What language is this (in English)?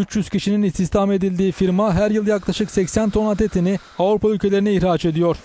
Turkish